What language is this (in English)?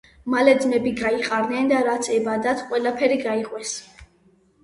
Georgian